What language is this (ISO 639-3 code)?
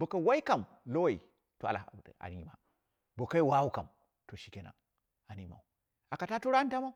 kna